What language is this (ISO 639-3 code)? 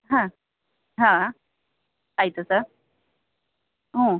kan